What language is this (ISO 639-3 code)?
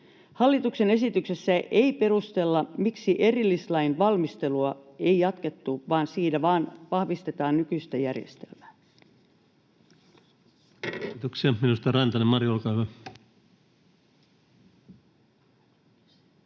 fin